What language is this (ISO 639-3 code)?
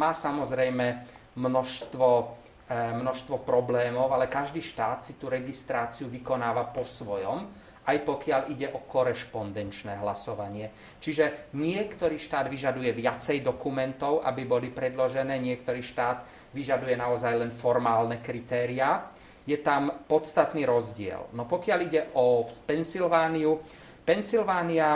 slk